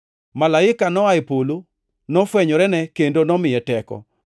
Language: Luo (Kenya and Tanzania)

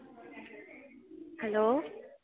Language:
Dogri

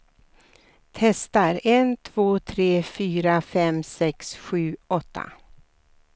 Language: Swedish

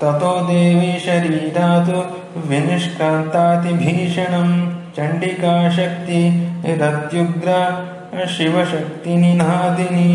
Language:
Romanian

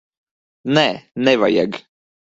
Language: Latvian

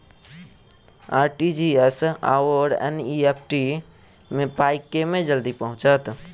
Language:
Maithili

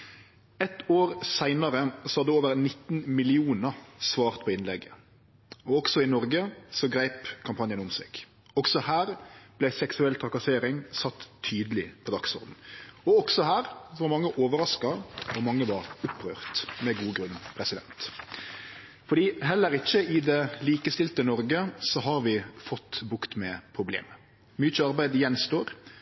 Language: Norwegian Nynorsk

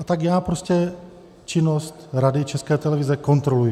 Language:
Czech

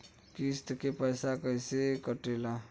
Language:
Bhojpuri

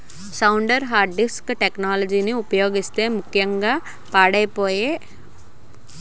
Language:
Telugu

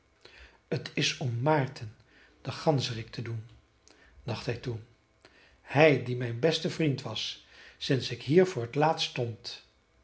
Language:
Dutch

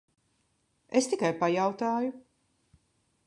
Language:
Latvian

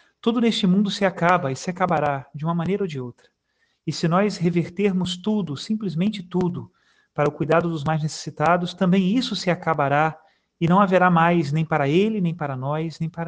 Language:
Portuguese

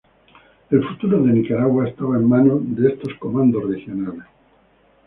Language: Spanish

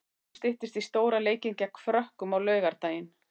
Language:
Icelandic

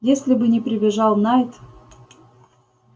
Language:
Russian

